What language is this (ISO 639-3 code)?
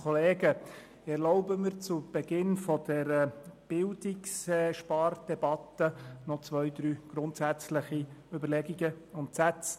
gsw